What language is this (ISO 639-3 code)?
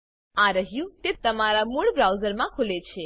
guj